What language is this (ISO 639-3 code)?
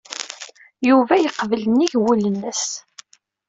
kab